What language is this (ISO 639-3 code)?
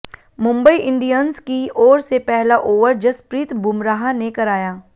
hin